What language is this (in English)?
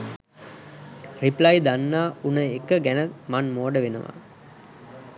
Sinhala